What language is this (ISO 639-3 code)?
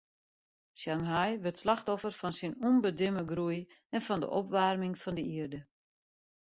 fry